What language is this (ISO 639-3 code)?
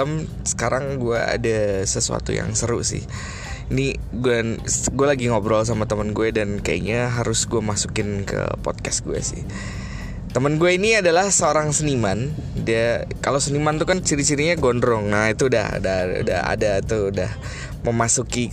ind